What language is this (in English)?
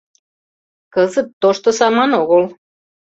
Mari